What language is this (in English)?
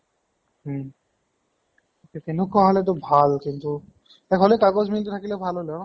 Assamese